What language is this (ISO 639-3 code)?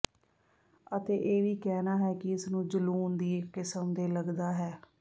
pan